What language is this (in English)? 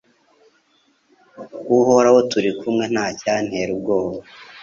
Kinyarwanda